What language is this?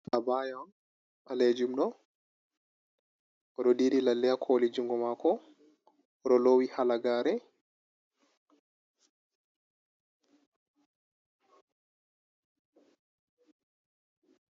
Fula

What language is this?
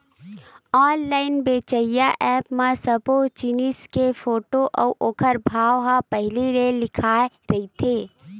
Chhattisgarhi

